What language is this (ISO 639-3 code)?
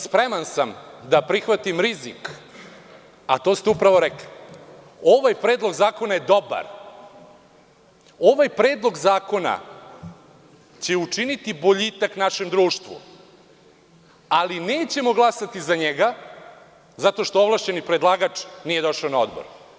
srp